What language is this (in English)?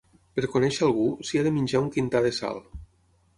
Catalan